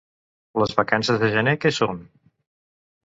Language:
Catalan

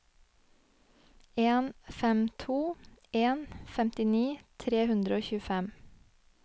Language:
Norwegian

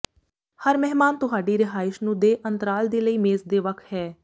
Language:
Punjabi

